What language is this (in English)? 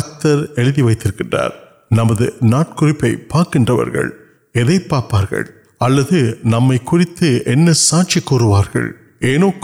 Urdu